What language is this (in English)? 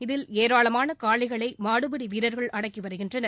Tamil